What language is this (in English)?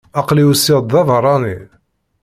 Kabyle